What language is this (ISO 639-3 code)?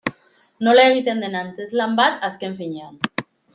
eus